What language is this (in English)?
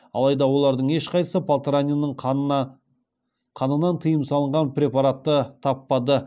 Kazakh